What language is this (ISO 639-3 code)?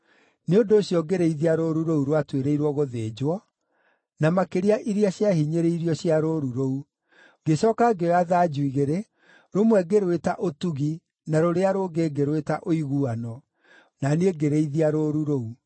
kik